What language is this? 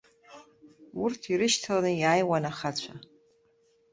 Abkhazian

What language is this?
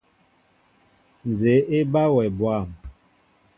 Mbo (Cameroon)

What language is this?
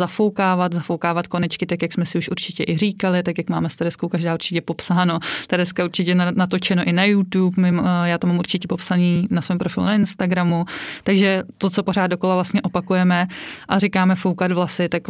Czech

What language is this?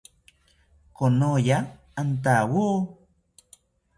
South Ucayali Ashéninka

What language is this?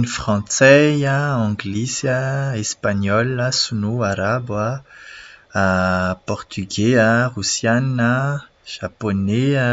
Malagasy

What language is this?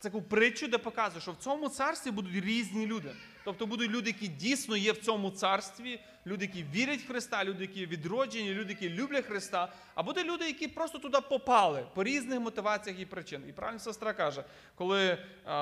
Ukrainian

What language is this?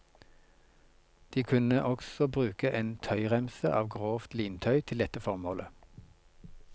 Norwegian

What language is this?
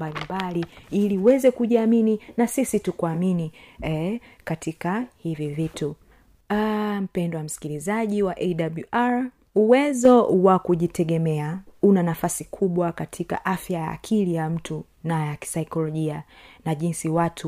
Swahili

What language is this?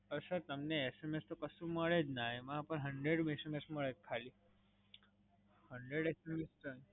Gujarati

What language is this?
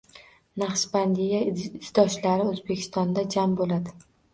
Uzbek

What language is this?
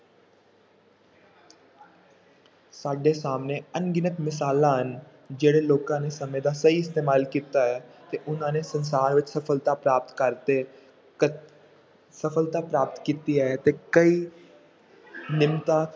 Punjabi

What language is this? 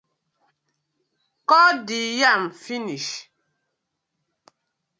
Nigerian Pidgin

